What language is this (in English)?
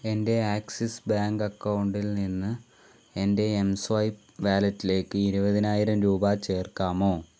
Malayalam